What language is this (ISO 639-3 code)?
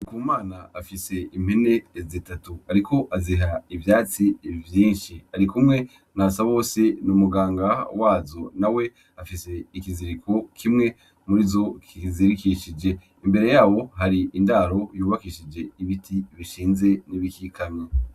run